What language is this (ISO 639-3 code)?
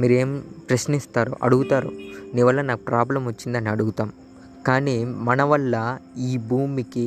tel